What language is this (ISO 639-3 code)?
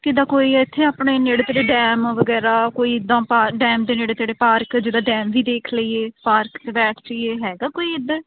pan